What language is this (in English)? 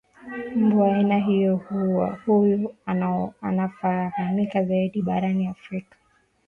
Swahili